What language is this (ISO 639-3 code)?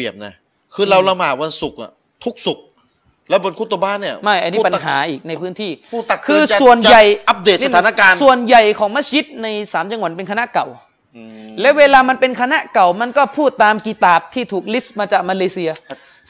tha